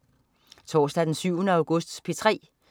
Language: Danish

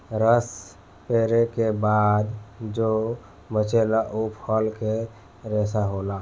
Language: Bhojpuri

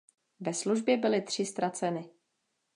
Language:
Czech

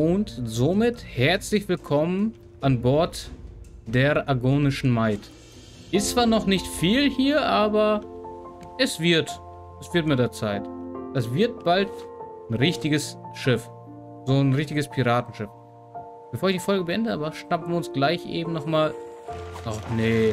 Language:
German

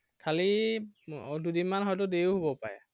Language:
Assamese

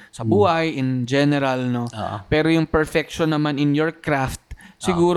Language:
Filipino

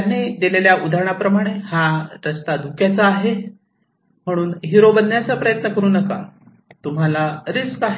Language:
Marathi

